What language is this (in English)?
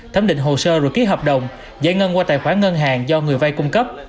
Vietnamese